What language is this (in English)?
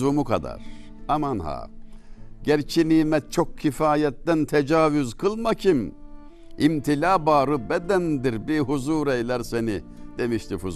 Turkish